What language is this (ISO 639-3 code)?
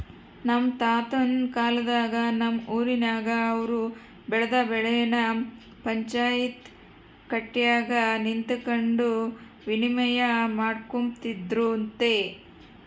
kan